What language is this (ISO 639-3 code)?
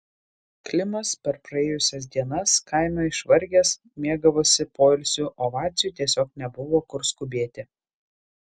lit